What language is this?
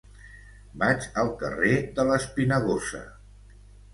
Catalan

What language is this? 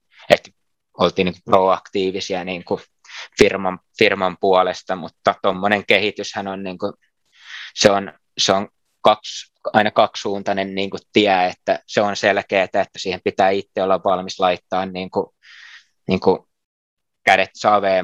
Finnish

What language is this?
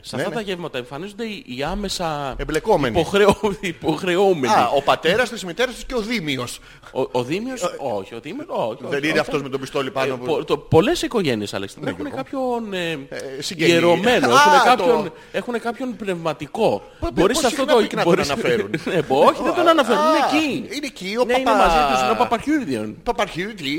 Greek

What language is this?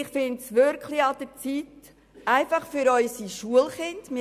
Swiss German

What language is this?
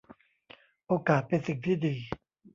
Thai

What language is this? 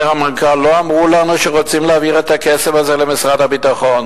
Hebrew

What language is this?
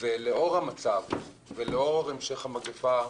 Hebrew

